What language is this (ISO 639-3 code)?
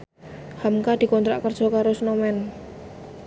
jav